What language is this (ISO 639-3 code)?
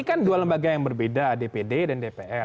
ind